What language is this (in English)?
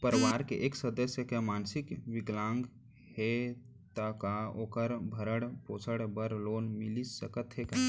Chhattisgarhi